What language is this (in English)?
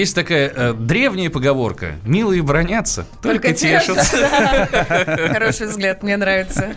Russian